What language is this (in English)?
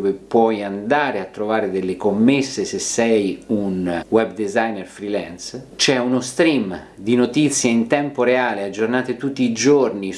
Italian